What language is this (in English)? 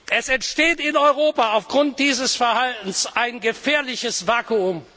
German